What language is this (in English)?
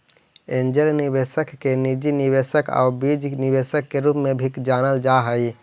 Magahi